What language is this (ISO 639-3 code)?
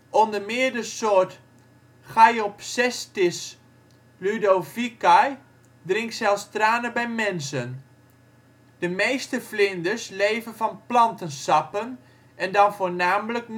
nld